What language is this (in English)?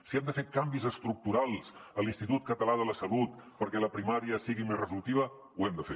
Catalan